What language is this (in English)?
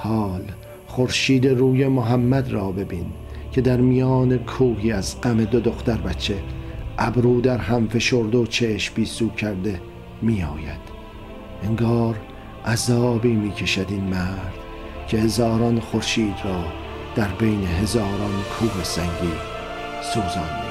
Persian